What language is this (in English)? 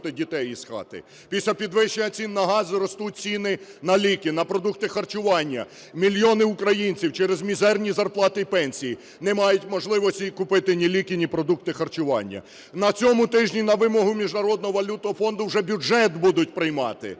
Ukrainian